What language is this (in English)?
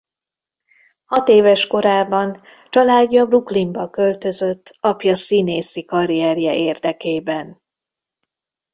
Hungarian